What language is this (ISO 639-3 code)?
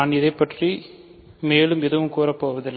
tam